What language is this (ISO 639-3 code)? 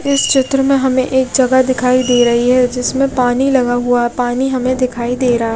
hin